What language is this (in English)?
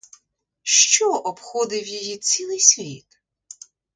Ukrainian